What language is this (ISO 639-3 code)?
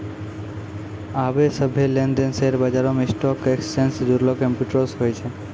mai